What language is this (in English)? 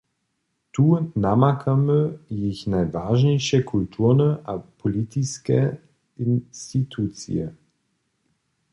Upper Sorbian